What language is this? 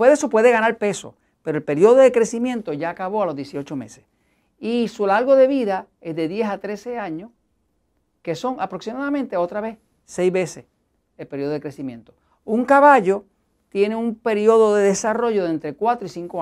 Spanish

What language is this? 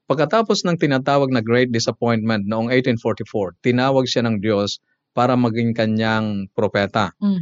Filipino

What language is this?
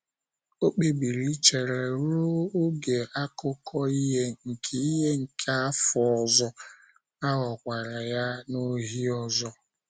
Igbo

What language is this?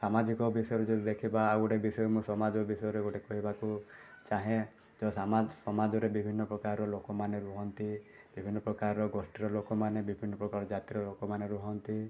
Odia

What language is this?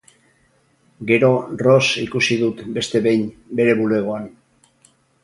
Basque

